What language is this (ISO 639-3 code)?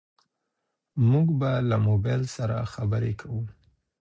pus